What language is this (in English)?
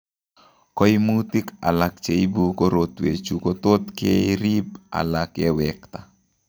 Kalenjin